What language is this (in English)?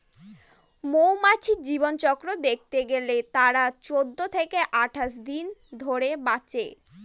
Bangla